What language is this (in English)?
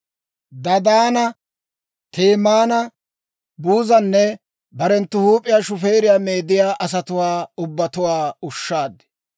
Dawro